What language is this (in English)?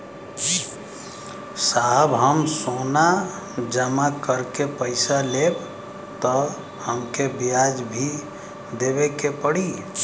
Bhojpuri